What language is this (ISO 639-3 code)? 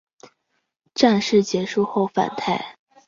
zho